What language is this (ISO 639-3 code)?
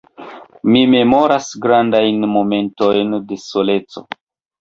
epo